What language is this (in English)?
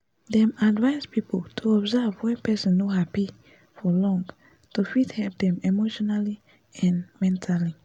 Nigerian Pidgin